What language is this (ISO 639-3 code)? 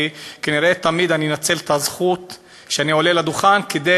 heb